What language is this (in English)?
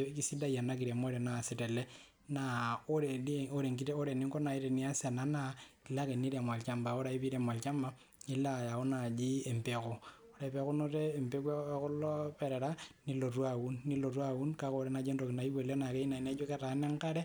Masai